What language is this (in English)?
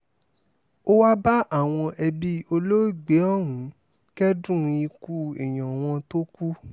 Yoruba